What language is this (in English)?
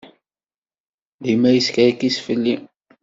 Kabyle